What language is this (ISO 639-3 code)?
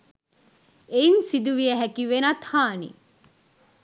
sin